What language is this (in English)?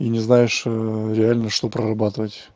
Russian